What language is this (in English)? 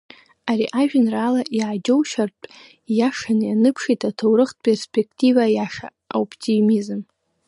Abkhazian